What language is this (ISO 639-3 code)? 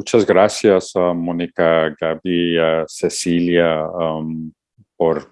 spa